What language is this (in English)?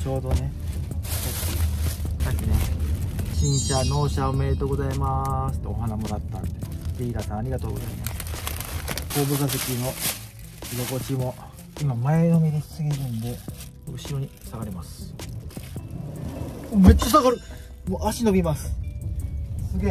Japanese